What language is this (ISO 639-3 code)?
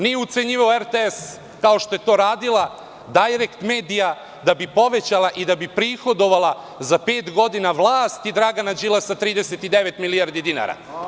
srp